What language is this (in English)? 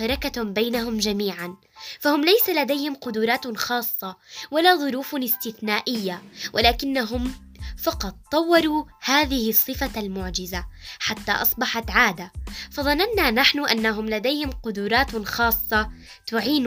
Arabic